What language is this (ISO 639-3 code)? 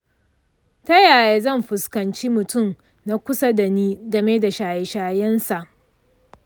hau